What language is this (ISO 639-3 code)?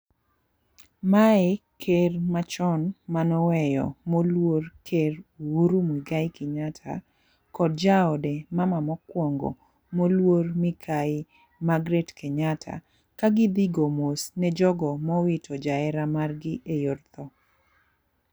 luo